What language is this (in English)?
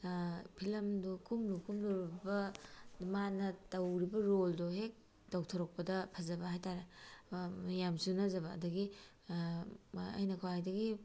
Manipuri